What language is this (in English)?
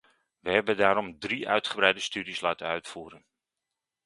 Dutch